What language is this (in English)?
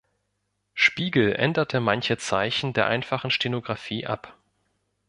German